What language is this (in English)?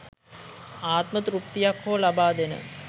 Sinhala